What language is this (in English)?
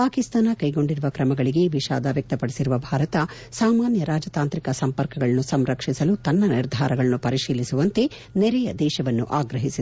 Kannada